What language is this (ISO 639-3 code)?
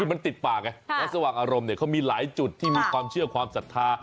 tha